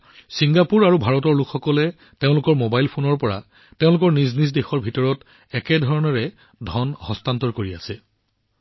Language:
Assamese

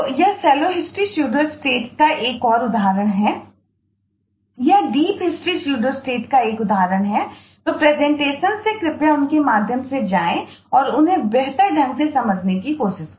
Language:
Hindi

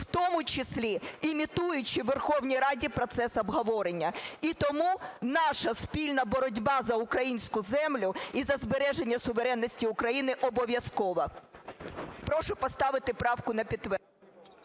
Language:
Ukrainian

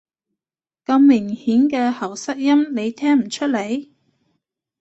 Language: Cantonese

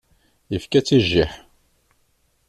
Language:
Kabyle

